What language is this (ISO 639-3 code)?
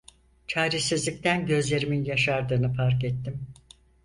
tur